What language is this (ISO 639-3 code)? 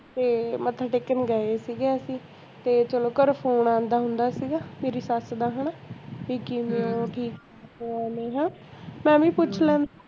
pan